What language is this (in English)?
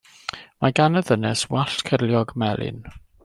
Welsh